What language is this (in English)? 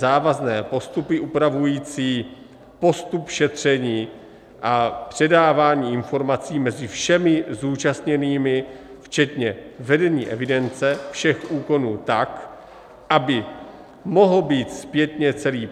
Czech